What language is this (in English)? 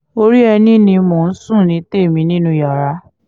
Yoruba